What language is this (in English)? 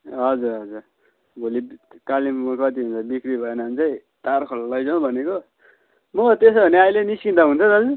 Nepali